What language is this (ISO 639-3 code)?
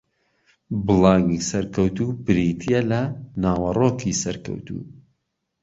ckb